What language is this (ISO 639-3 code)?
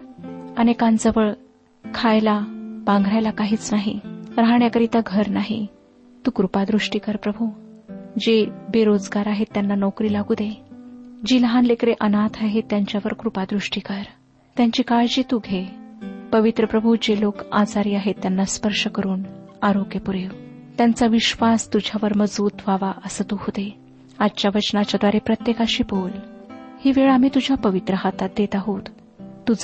mar